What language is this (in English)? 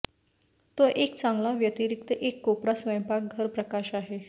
Marathi